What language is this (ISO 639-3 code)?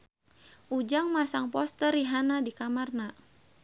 sun